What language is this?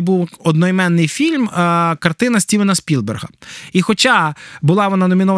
Ukrainian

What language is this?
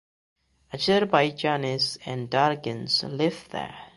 English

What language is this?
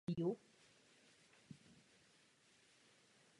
Czech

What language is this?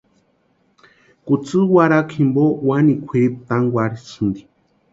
Western Highland Purepecha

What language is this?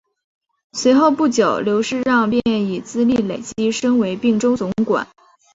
Chinese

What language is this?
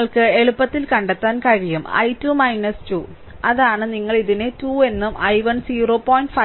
Malayalam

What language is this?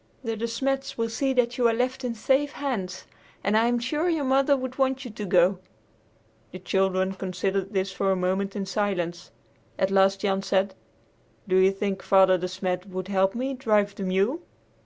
English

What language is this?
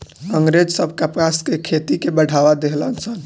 Bhojpuri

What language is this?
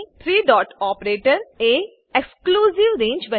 Gujarati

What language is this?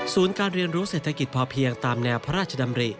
Thai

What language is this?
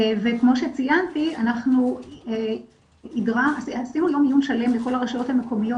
Hebrew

